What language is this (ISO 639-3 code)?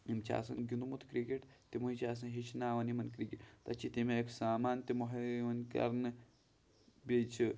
kas